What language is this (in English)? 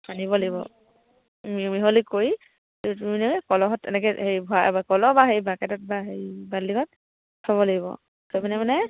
Assamese